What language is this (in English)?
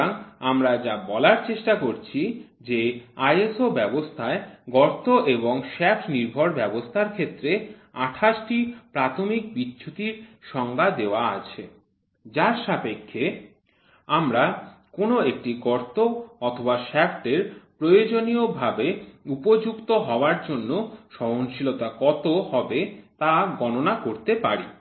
Bangla